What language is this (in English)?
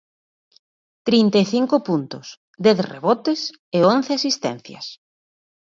Galician